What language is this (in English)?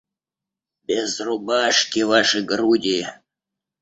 Russian